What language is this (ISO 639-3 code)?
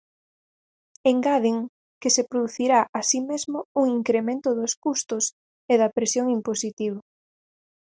glg